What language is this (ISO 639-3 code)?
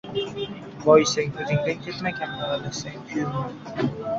uzb